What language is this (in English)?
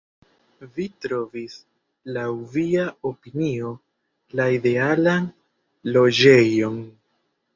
Esperanto